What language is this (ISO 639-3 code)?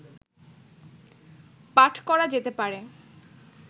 ben